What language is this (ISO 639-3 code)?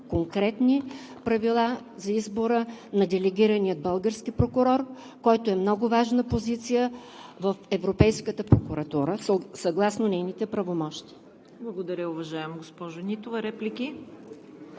bul